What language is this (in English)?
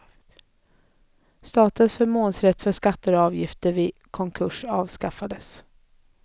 Swedish